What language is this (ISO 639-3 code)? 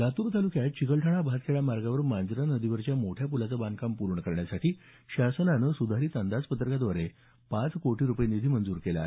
mar